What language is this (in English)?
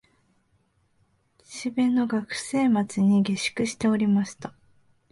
Japanese